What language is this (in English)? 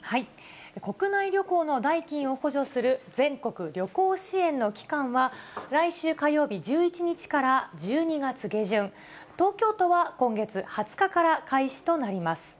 Japanese